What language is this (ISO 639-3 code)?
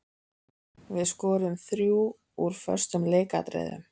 isl